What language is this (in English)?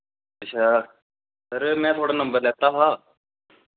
Dogri